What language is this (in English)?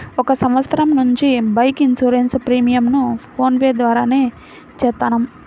Telugu